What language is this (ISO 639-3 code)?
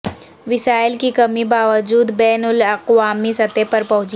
urd